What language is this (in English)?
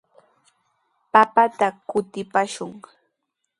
Sihuas Ancash Quechua